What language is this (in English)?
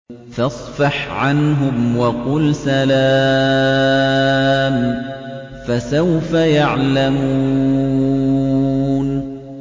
Arabic